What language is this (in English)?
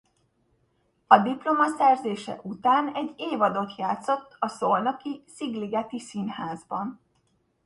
Hungarian